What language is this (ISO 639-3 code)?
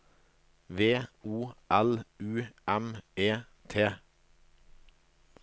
nor